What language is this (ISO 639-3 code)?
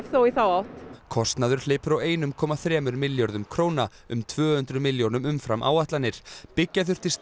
isl